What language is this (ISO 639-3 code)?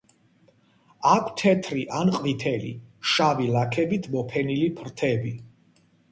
kat